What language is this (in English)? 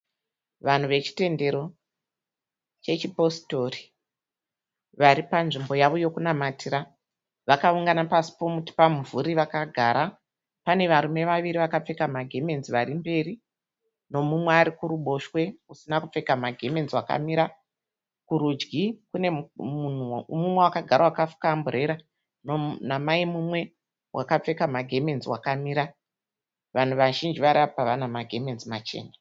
Shona